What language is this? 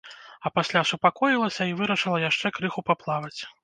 Belarusian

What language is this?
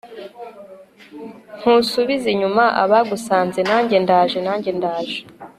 Kinyarwanda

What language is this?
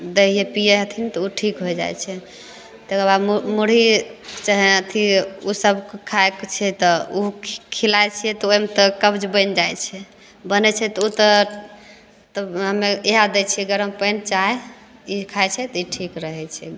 Maithili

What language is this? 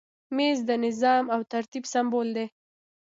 Pashto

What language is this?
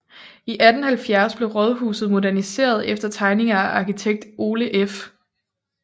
Danish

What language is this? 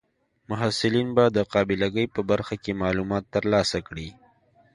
Pashto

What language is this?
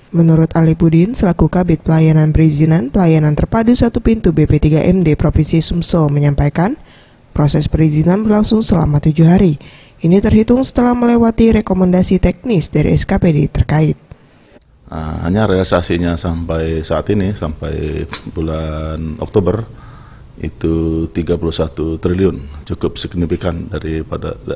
Indonesian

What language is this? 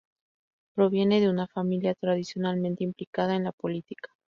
Spanish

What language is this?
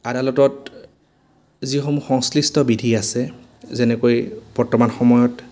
Assamese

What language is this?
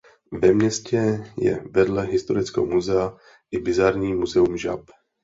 Czech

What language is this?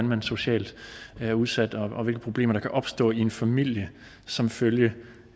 Danish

